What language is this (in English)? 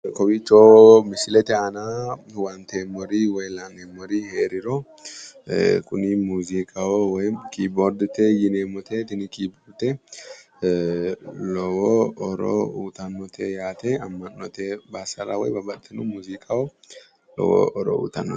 Sidamo